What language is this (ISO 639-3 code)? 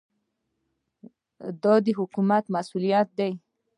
pus